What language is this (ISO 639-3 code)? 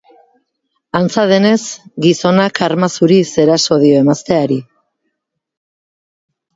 eus